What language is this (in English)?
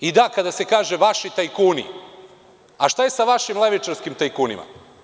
Serbian